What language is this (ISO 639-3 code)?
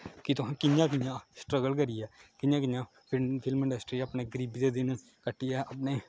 doi